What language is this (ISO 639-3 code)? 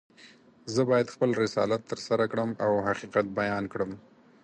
pus